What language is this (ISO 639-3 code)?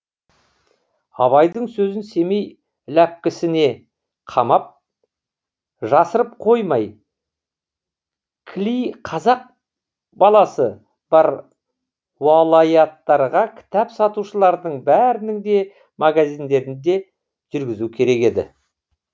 kaz